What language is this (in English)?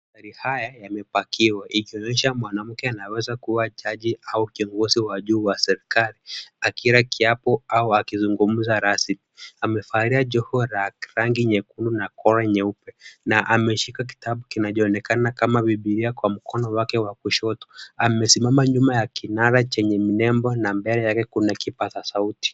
Swahili